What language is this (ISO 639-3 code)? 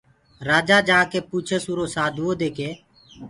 ggg